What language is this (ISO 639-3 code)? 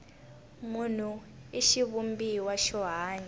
tso